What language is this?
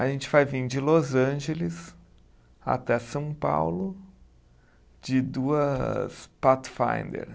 Portuguese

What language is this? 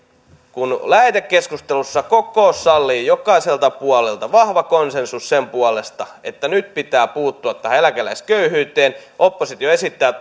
Finnish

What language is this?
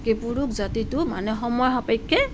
Assamese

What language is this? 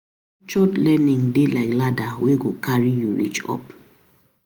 Nigerian Pidgin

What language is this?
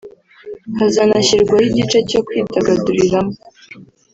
Kinyarwanda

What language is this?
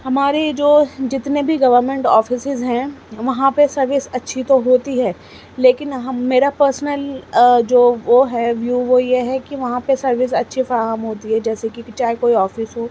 Urdu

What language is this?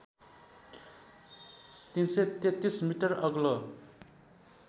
Nepali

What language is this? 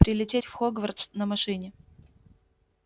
Russian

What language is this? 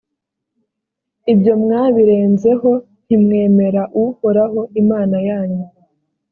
Kinyarwanda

